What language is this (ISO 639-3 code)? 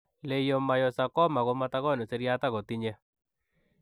kln